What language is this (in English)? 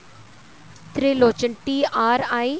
Punjabi